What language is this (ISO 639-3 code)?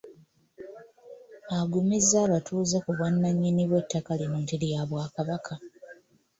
lug